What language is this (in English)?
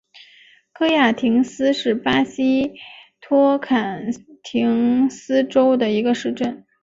Chinese